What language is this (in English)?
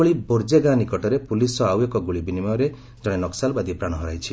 Odia